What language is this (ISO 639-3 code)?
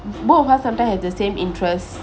eng